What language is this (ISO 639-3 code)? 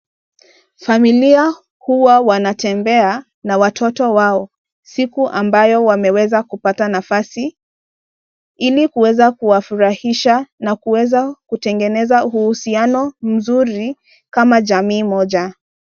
swa